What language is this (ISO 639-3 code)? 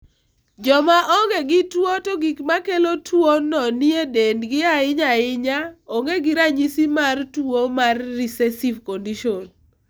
luo